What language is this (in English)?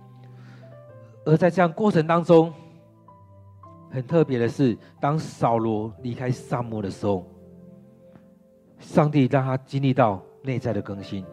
Chinese